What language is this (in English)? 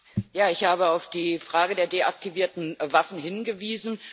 German